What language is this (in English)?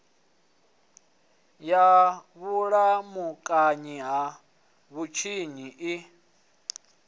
Venda